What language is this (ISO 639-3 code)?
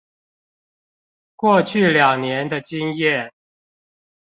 zho